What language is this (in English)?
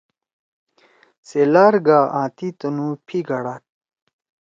Torwali